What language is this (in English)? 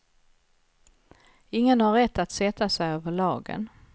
Swedish